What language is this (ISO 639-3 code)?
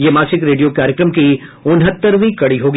hin